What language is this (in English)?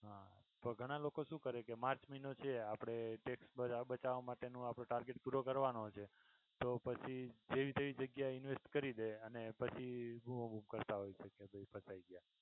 Gujarati